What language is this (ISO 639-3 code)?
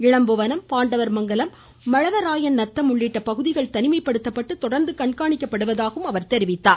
tam